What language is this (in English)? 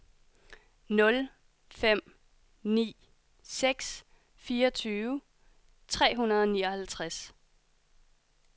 Danish